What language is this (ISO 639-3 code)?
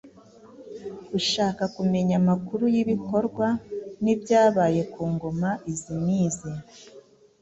kin